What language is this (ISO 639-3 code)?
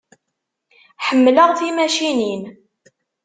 kab